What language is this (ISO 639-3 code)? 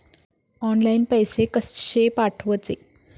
mar